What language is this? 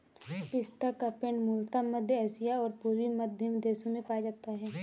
Hindi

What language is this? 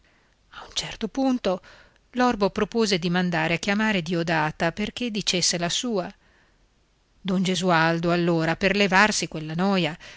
Italian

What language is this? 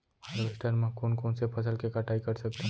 Chhattisgarhi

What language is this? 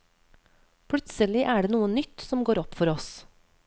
Norwegian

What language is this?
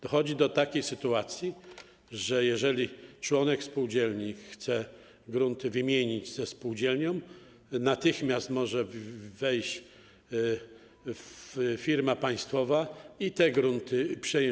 Polish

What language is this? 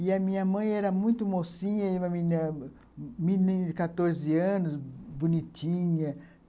Portuguese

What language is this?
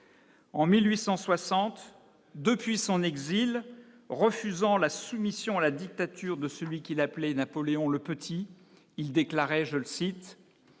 French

